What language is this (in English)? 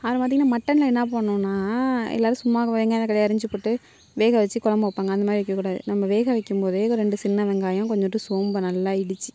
Tamil